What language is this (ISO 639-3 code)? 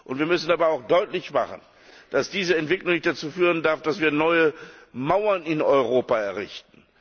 deu